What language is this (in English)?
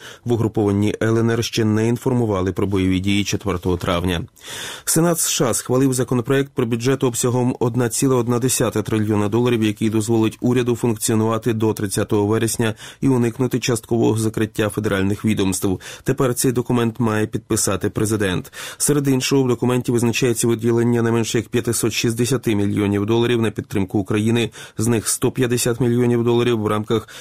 Ukrainian